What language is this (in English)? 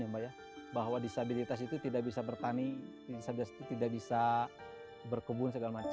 Indonesian